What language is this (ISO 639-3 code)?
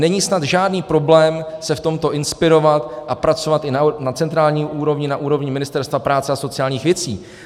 ces